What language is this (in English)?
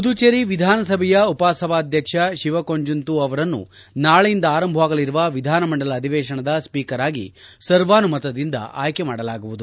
Kannada